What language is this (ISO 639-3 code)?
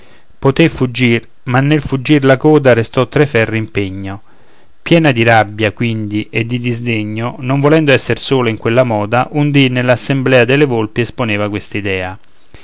ita